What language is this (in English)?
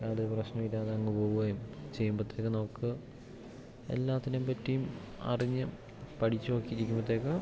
Malayalam